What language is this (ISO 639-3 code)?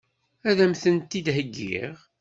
kab